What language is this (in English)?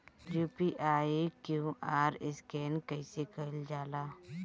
Bhojpuri